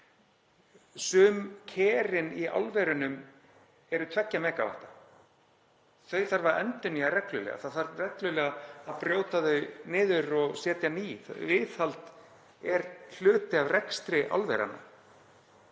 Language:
Icelandic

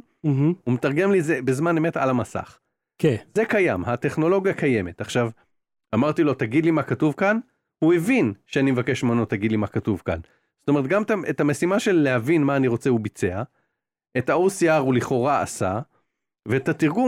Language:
Hebrew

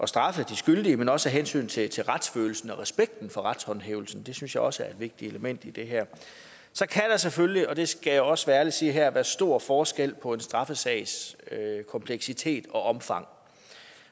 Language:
Danish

